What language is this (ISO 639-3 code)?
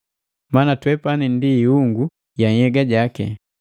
mgv